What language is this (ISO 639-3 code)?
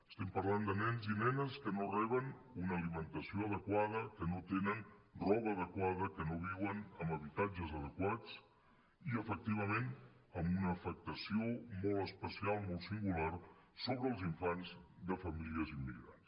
cat